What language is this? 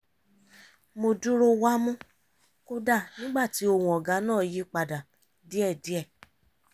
Yoruba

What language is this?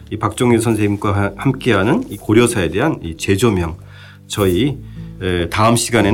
Korean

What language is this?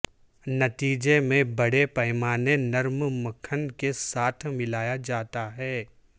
Urdu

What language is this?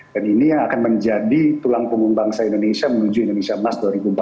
Indonesian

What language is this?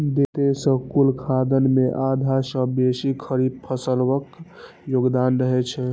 Maithili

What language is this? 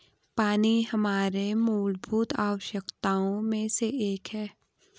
Hindi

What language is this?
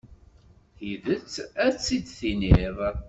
Kabyle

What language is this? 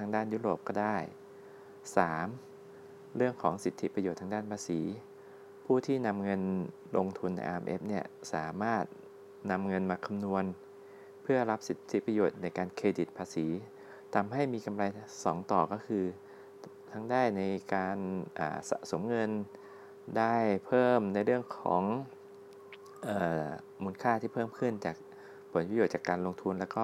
Thai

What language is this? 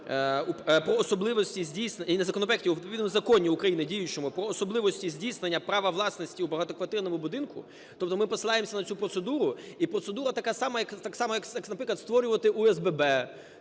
Ukrainian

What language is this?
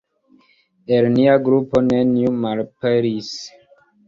Esperanto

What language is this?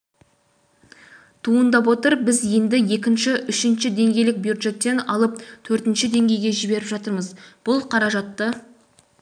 Kazakh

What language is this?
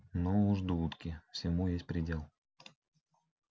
Russian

